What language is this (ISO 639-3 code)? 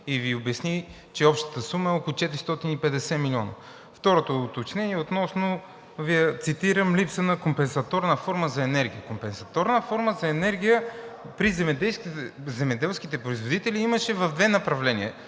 bul